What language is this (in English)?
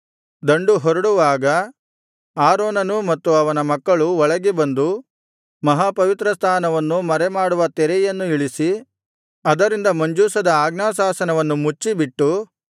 Kannada